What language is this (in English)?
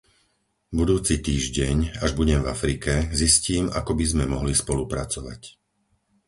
Slovak